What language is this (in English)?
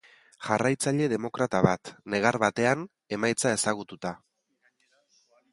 Basque